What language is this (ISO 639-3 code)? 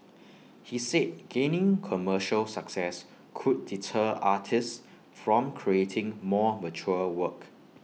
eng